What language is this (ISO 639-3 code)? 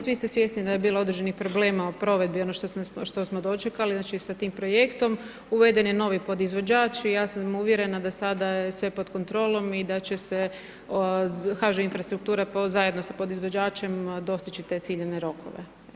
hrv